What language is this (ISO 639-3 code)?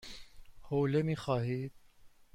fas